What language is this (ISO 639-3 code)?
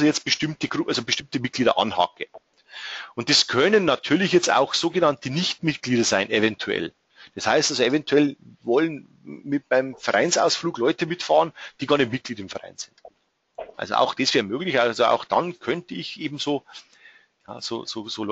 deu